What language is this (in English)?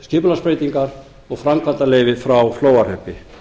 Icelandic